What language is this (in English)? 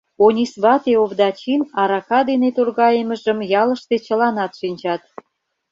Mari